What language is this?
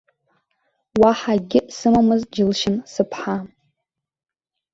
Abkhazian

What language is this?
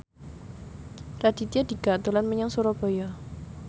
Javanese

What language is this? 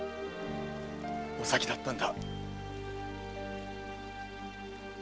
Japanese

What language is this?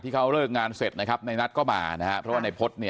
Thai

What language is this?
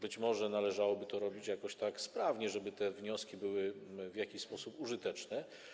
Polish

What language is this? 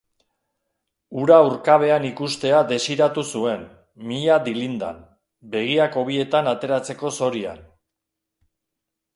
Basque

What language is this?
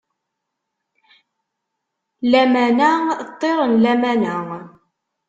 Kabyle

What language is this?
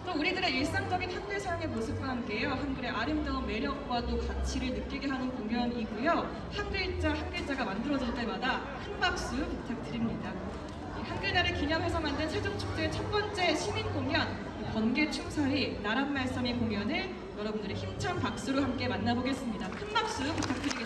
Korean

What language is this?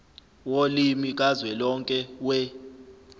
Zulu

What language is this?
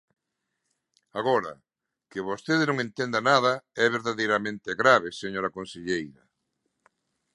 Galician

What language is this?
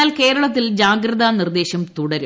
Malayalam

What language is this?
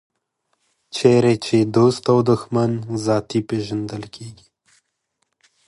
Pashto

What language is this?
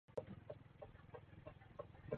Swahili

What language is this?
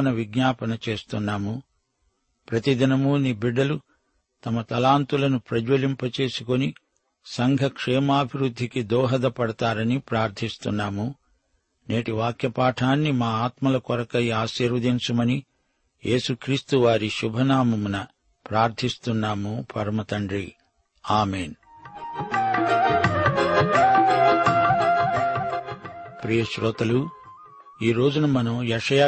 Telugu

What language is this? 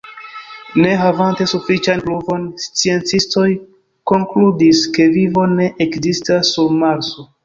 Esperanto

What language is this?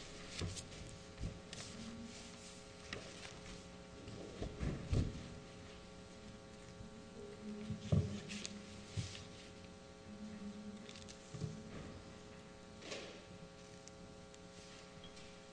English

